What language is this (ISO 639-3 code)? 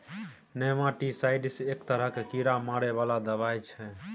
mai